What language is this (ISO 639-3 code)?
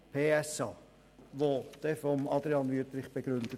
gsw